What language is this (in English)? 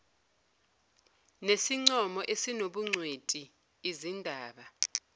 Zulu